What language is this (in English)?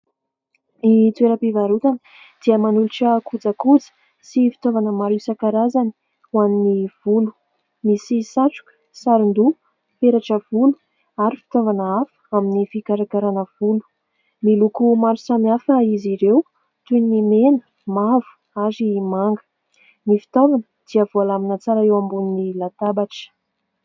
Malagasy